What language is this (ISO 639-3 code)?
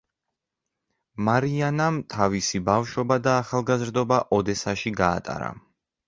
kat